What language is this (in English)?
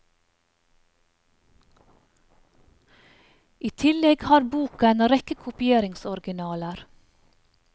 Norwegian